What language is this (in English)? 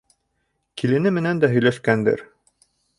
Bashkir